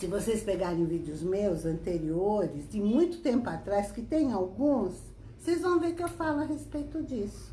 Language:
Portuguese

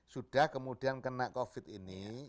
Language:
Indonesian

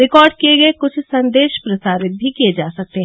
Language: Hindi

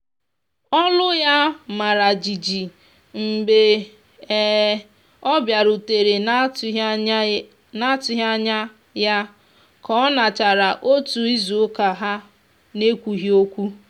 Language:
Igbo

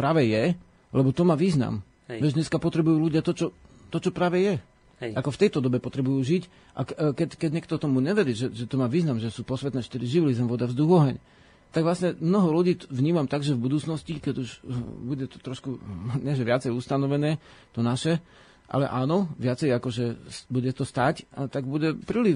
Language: Slovak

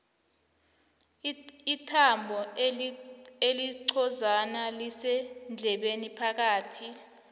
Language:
South Ndebele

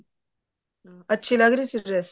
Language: Punjabi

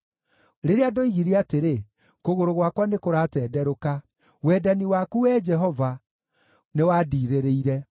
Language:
Kikuyu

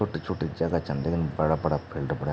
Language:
Garhwali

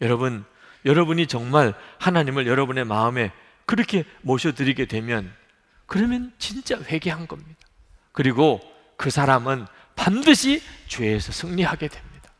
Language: Korean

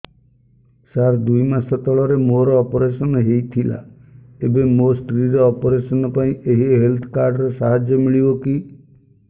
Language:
Odia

